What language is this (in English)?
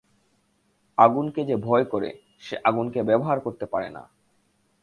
Bangla